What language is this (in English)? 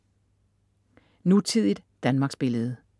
Danish